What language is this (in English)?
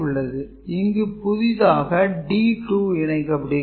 Tamil